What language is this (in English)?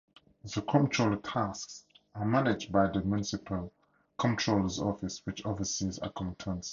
English